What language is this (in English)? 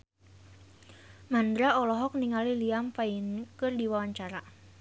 Sundanese